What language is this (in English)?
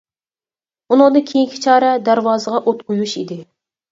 Uyghur